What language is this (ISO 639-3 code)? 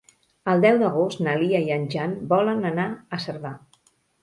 cat